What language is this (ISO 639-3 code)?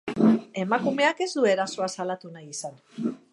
eus